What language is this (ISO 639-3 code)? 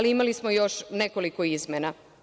srp